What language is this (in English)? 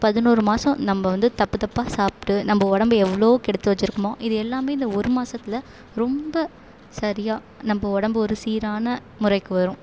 Tamil